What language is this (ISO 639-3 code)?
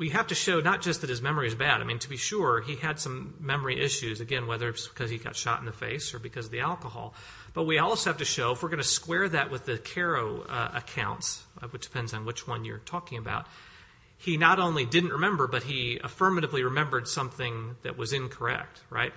eng